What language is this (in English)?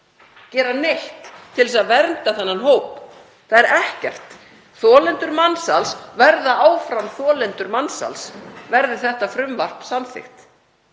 Icelandic